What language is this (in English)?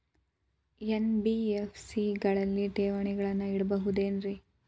Kannada